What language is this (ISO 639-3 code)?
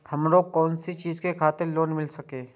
mai